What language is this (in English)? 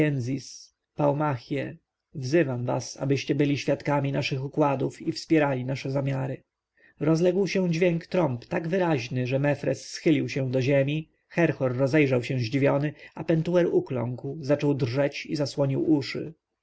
Polish